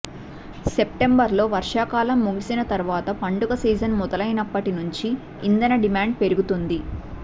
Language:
Telugu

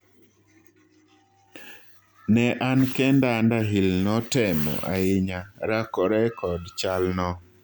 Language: Luo (Kenya and Tanzania)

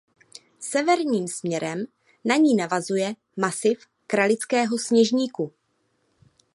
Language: Czech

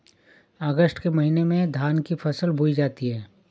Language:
Hindi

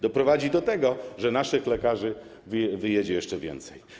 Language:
Polish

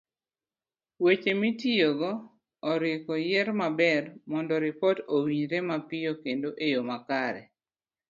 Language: Luo (Kenya and Tanzania)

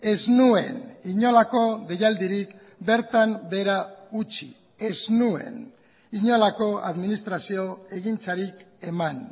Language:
Basque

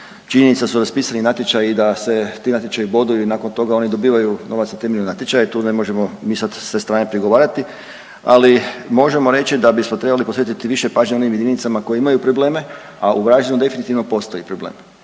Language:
Croatian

